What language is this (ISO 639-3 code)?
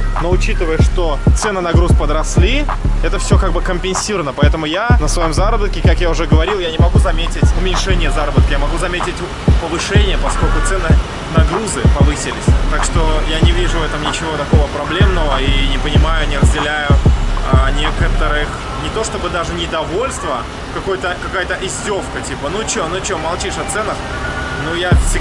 rus